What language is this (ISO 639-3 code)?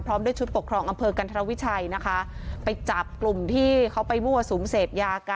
tha